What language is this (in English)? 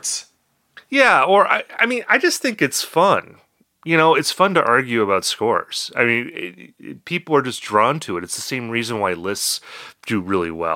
English